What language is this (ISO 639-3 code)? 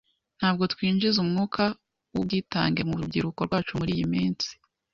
kin